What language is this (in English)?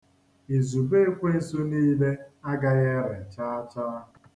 Igbo